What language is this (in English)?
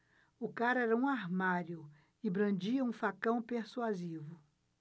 Portuguese